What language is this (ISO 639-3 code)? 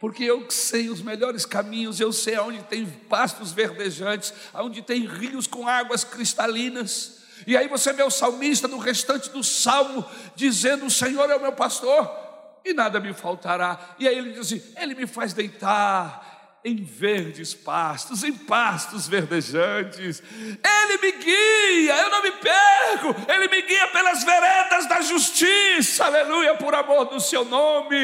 por